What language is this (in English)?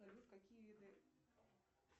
Russian